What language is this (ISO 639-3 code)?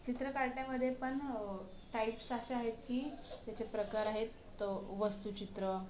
mar